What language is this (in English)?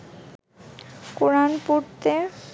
Bangla